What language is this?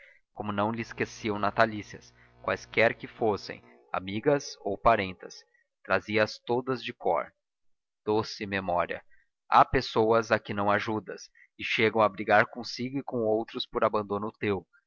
Portuguese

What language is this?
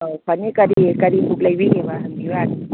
Manipuri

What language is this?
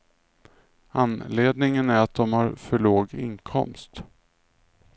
Swedish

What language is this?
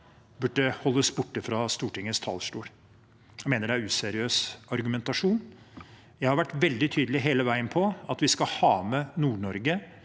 Norwegian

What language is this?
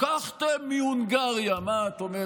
Hebrew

